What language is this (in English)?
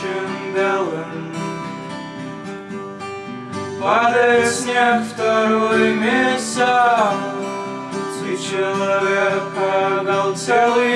Russian